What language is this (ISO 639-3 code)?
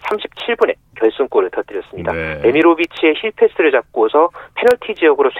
kor